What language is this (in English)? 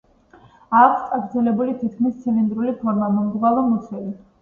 Georgian